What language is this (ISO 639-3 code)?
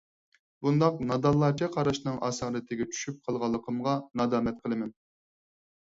uig